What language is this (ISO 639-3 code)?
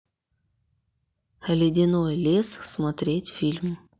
rus